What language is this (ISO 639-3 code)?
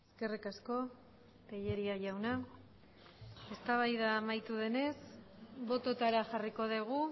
eus